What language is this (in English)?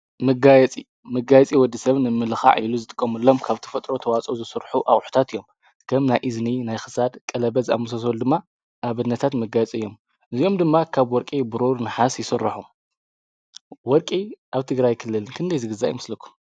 Tigrinya